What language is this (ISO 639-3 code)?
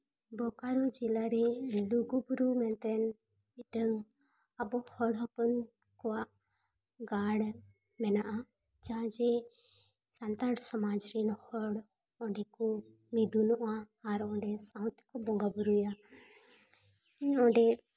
sat